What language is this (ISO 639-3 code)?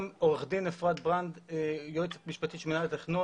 heb